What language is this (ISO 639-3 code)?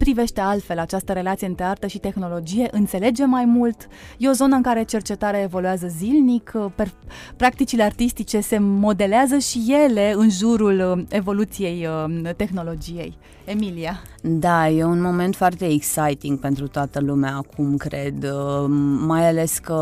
ron